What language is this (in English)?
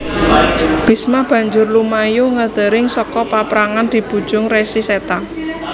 Javanese